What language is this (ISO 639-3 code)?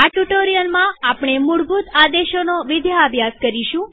guj